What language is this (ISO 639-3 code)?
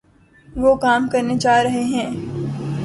urd